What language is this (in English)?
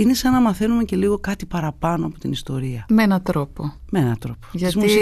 Greek